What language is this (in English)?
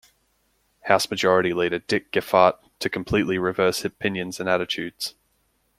English